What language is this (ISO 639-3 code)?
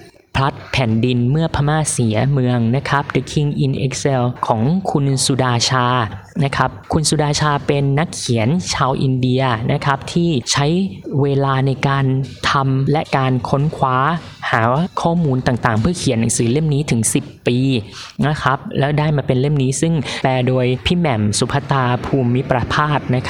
tha